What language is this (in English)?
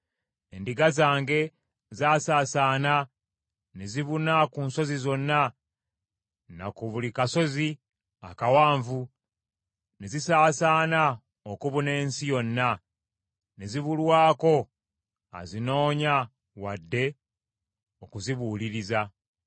Ganda